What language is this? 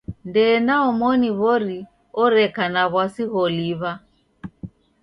Taita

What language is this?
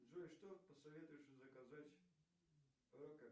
Russian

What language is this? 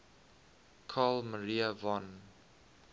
English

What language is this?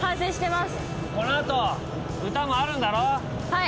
Japanese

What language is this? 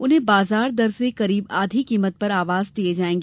Hindi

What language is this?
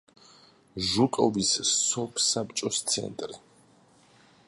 Georgian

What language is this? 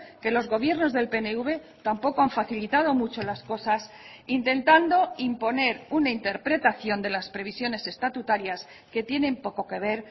Spanish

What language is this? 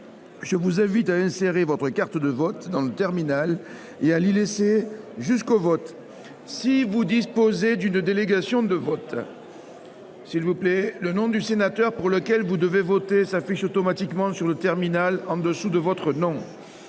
French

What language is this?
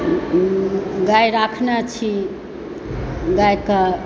Maithili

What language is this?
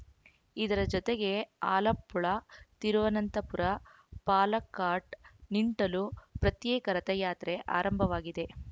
Kannada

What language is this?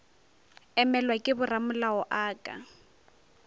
Northern Sotho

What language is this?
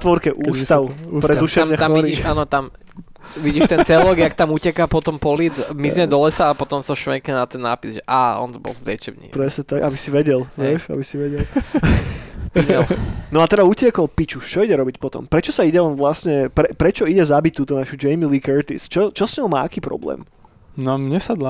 Slovak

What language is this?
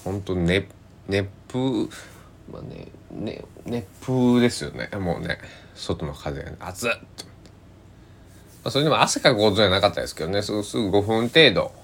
Japanese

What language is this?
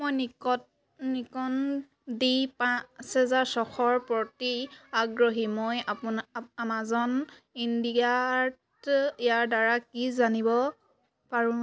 Assamese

